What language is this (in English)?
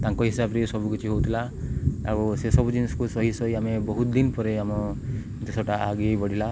Odia